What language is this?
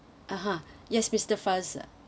English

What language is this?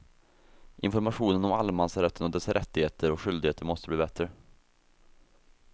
Swedish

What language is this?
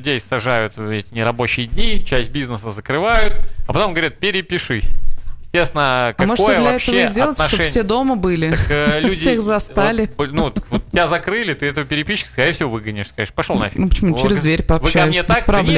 Russian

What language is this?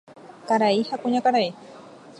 Guarani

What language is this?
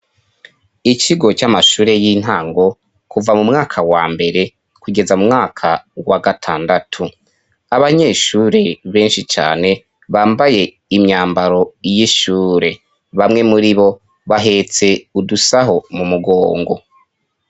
Rundi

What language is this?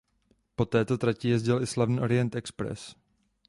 Czech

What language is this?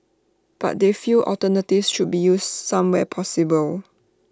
English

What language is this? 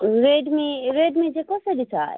Nepali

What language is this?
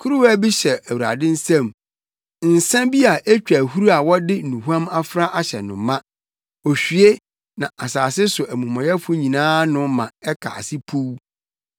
Akan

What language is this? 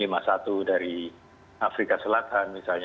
Indonesian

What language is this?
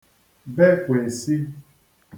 Igbo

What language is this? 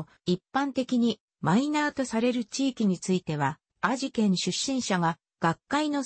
Japanese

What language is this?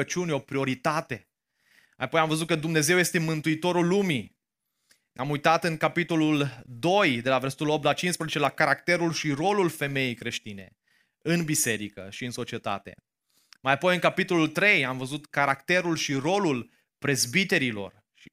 Romanian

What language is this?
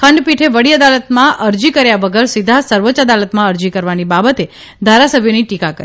Gujarati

